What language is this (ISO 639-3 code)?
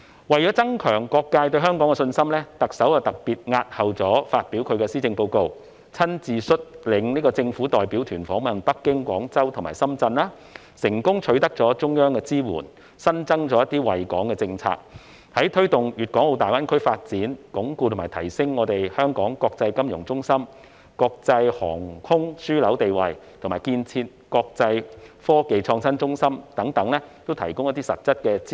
yue